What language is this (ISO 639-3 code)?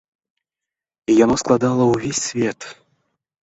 bel